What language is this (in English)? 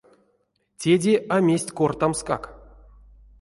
Erzya